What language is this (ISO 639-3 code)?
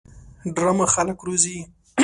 pus